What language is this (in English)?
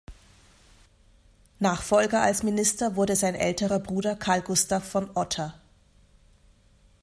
German